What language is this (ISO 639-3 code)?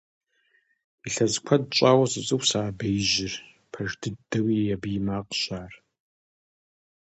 kbd